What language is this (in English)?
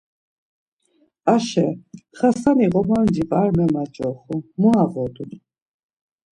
Laz